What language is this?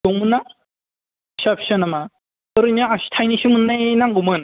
Bodo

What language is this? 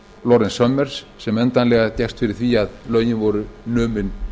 Icelandic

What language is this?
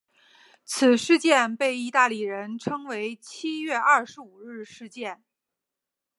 Chinese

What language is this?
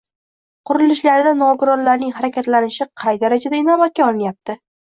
Uzbek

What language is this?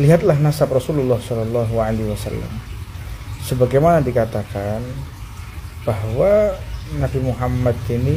Indonesian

